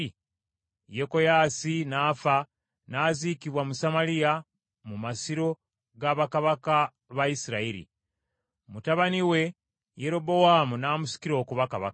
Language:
Ganda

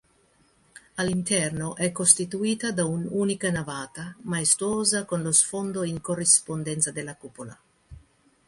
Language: Italian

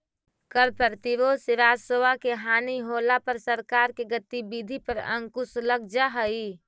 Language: Magahi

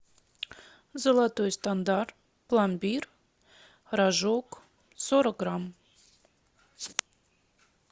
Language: Russian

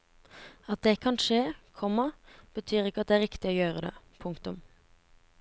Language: Norwegian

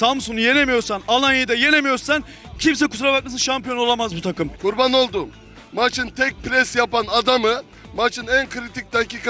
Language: Turkish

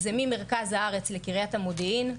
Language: Hebrew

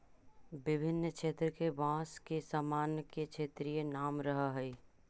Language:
Magahi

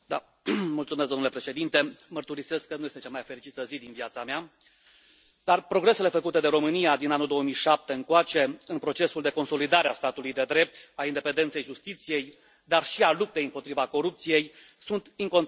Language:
Romanian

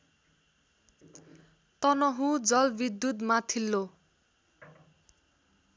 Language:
Nepali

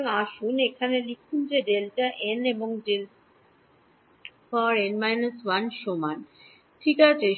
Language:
Bangla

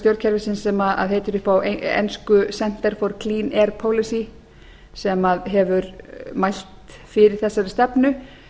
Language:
Icelandic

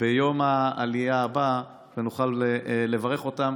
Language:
Hebrew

